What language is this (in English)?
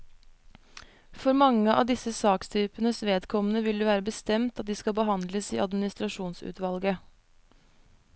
Norwegian